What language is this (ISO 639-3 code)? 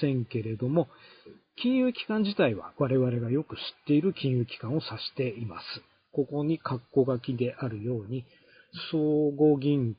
jpn